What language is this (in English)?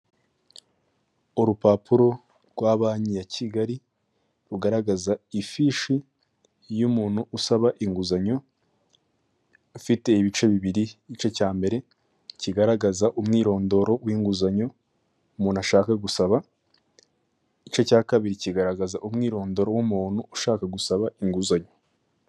Kinyarwanda